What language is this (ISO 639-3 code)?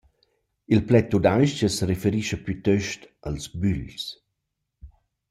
roh